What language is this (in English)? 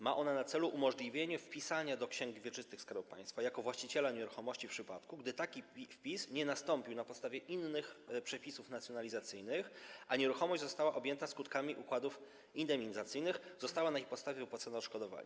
Polish